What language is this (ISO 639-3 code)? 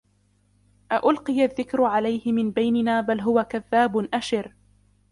ara